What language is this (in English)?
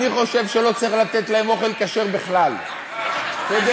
Hebrew